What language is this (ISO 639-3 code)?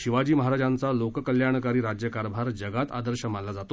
mar